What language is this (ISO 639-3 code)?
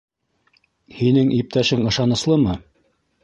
bak